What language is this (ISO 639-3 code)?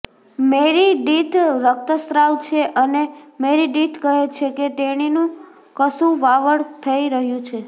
guj